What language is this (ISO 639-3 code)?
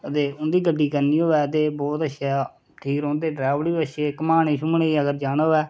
doi